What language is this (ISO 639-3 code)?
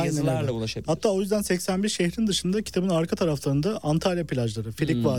tur